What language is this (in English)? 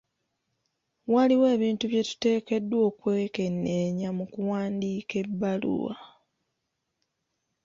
Ganda